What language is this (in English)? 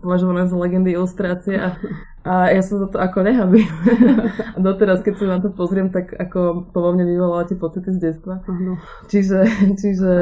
Slovak